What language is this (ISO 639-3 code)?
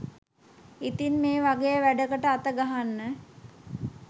sin